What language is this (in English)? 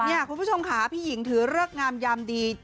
Thai